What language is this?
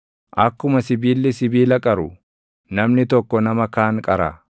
Oromo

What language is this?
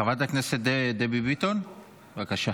Hebrew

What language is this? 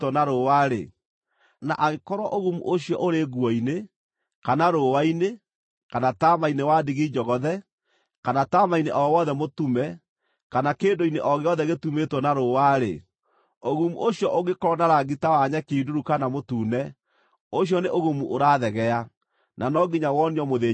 Kikuyu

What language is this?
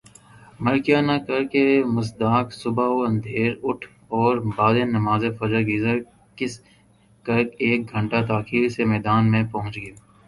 Urdu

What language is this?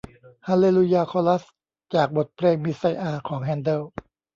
Thai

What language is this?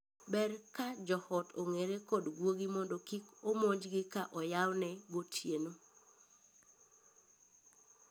Luo (Kenya and Tanzania)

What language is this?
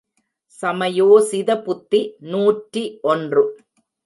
Tamil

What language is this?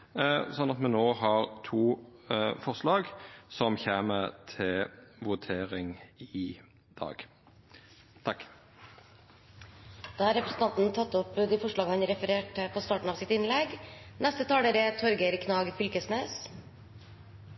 Norwegian Nynorsk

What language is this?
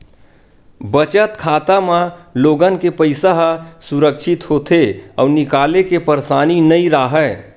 Chhattisgarhi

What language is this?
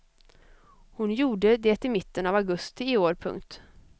Swedish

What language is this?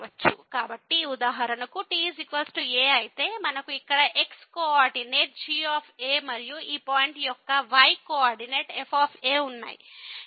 Telugu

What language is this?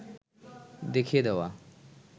Bangla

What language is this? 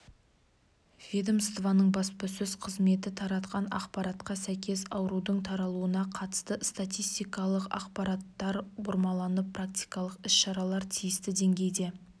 Kazakh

